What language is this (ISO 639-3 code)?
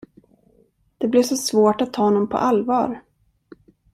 swe